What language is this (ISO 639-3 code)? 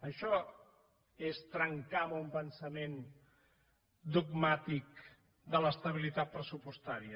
cat